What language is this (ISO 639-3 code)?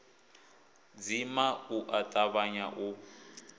ven